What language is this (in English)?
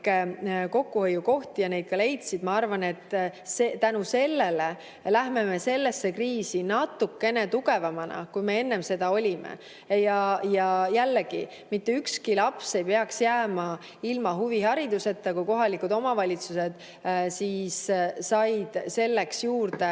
Estonian